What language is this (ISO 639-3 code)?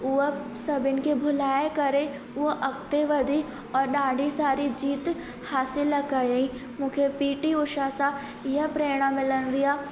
snd